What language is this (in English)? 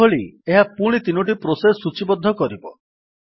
Odia